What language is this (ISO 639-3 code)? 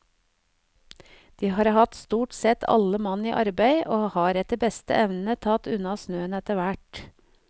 nor